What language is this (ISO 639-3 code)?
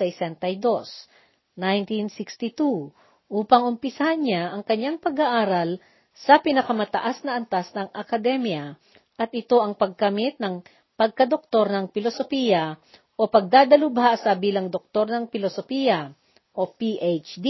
fil